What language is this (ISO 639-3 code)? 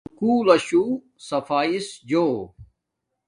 dmk